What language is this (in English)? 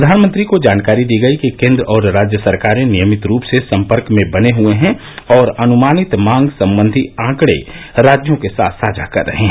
Hindi